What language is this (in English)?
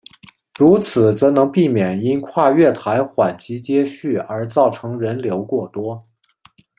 Chinese